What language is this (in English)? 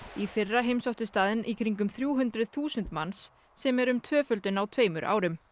Icelandic